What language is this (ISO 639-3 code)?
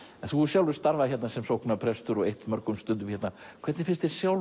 isl